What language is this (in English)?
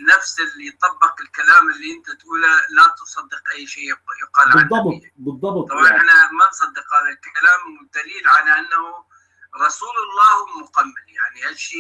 Arabic